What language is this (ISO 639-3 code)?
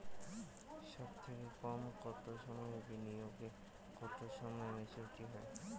ben